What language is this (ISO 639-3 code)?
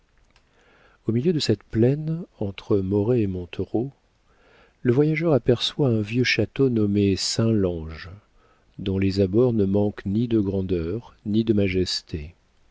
fra